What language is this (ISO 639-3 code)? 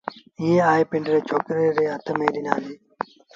sbn